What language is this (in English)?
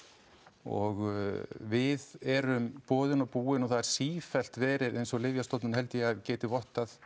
Icelandic